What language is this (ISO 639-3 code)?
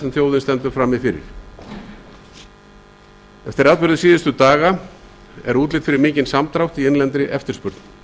isl